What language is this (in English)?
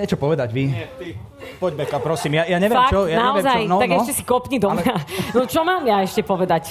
Slovak